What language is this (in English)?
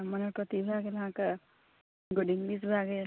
Maithili